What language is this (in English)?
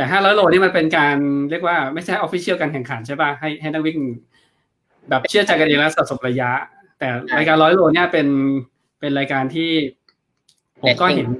Thai